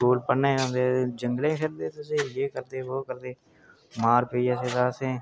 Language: Dogri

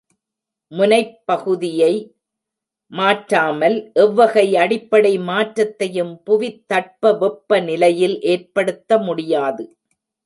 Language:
Tamil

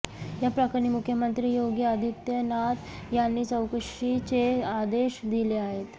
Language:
Marathi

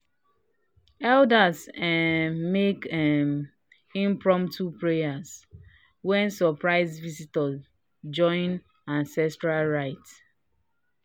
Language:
Nigerian Pidgin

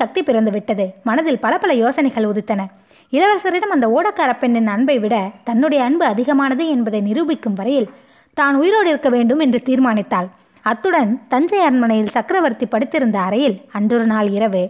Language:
Tamil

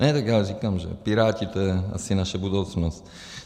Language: Czech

